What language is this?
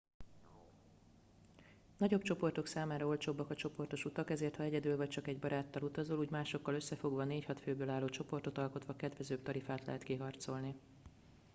Hungarian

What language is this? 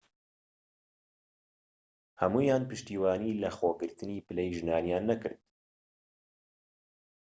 Central Kurdish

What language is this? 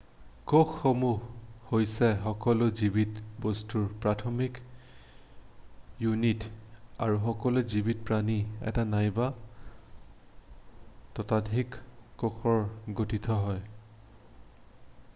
Assamese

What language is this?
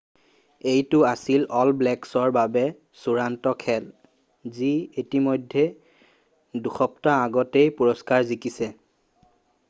Assamese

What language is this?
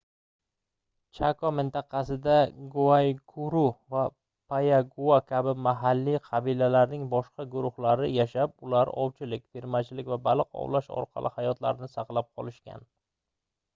Uzbek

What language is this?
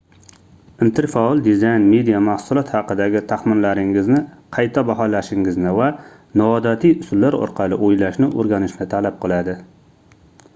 Uzbek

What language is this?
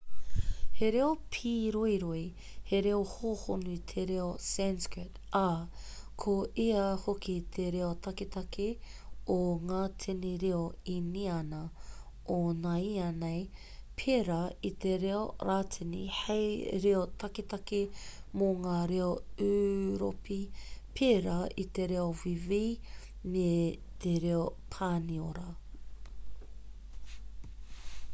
Māori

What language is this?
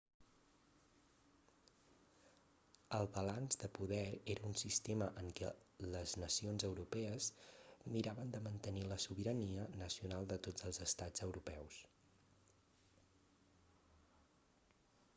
Catalan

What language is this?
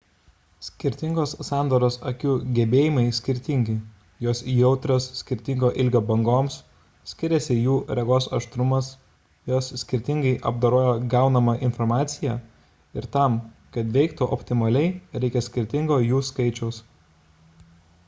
Lithuanian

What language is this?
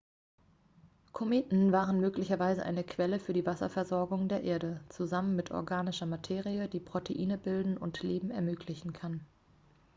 German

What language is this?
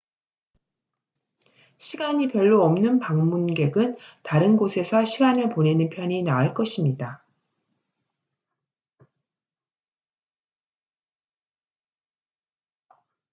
Korean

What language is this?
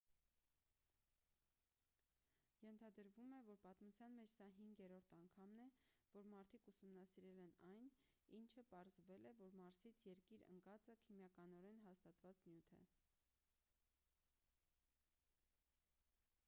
Armenian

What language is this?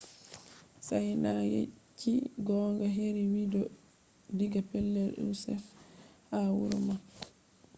Fula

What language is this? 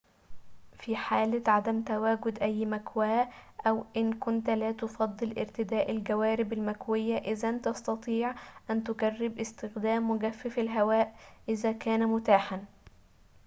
Arabic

